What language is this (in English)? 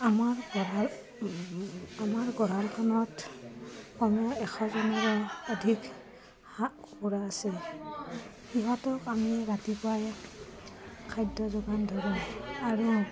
Assamese